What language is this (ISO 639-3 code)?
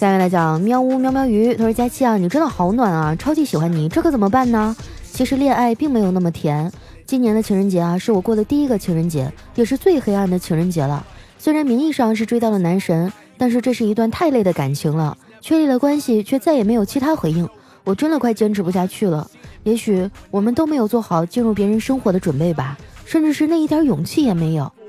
zho